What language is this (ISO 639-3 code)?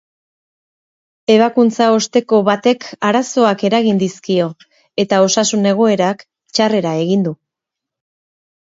eus